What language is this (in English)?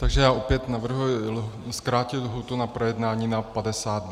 Czech